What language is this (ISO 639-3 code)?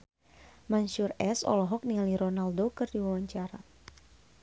sun